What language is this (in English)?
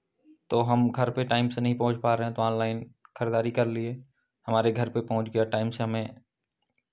Hindi